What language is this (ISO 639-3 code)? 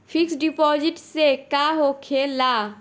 bho